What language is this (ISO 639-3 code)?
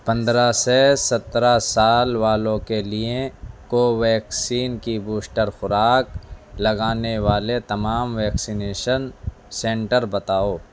urd